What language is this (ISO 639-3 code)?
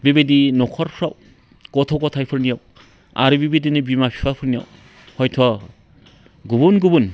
brx